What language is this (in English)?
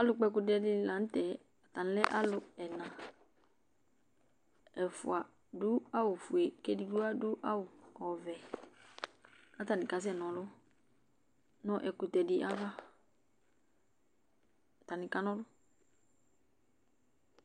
Ikposo